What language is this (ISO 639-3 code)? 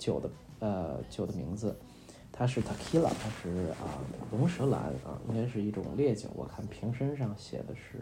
zho